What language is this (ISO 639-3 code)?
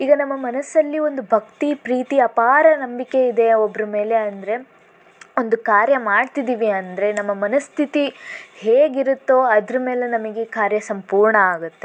kan